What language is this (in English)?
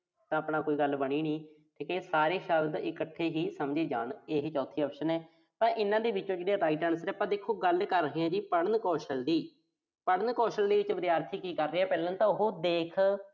Punjabi